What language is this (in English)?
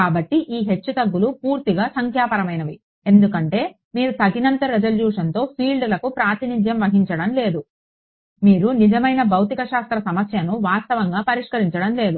Telugu